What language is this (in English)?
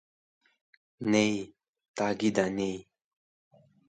Wakhi